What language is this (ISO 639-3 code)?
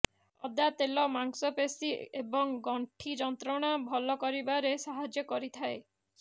ori